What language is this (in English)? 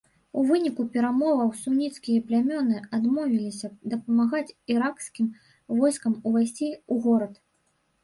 Belarusian